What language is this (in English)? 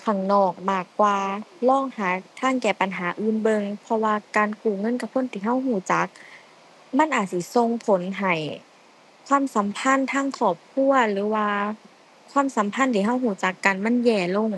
Thai